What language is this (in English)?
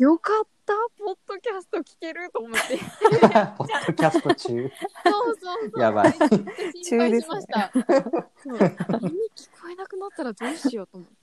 Japanese